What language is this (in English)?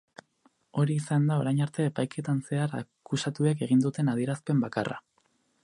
Basque